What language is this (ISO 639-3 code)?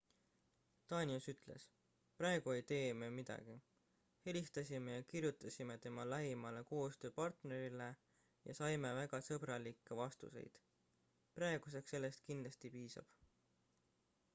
est